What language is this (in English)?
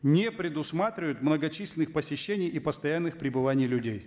Kazakh